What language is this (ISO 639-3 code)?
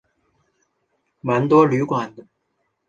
zho